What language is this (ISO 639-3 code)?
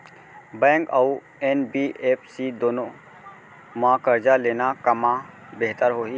hne